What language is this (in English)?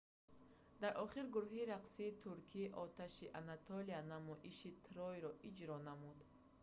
Tajik